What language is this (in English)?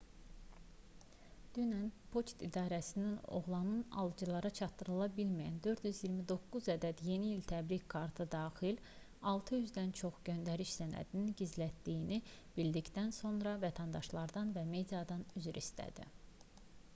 Azerbaijani